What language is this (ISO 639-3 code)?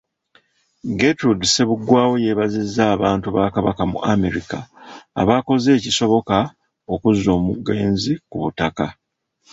lug